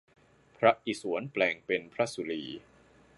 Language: Thai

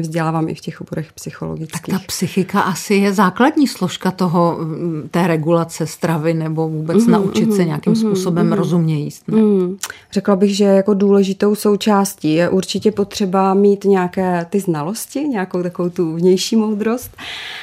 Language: Czech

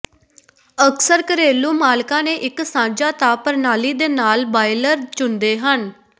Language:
Punjabi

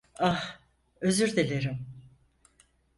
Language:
Turkish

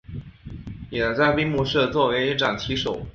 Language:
Chinese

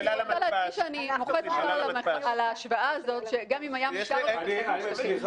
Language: Hebrew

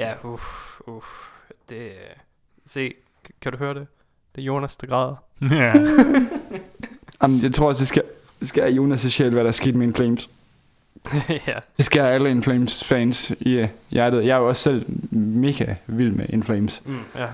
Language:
Danish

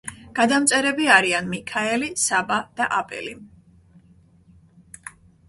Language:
Georgian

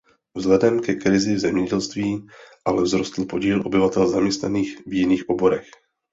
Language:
Czech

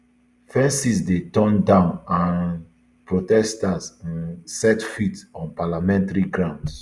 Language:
Nigerian Pidgin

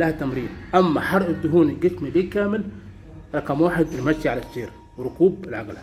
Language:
Arabic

